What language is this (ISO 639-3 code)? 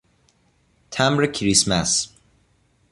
fas